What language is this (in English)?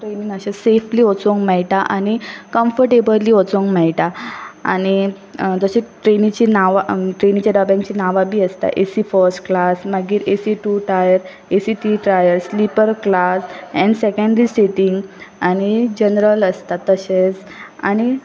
Konkani